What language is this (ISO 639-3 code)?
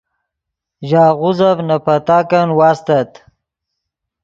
ydg